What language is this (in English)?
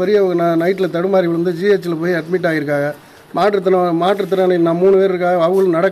Arabic